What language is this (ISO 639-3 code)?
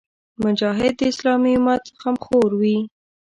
pus